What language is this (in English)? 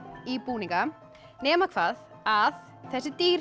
Icelandic